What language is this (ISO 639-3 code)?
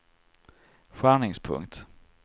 swe